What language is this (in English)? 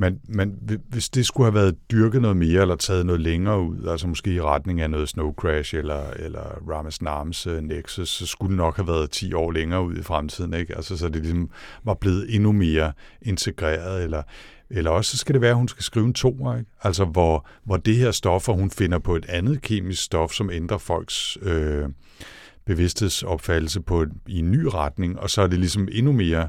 Danish